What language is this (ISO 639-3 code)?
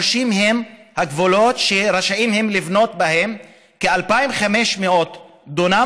heb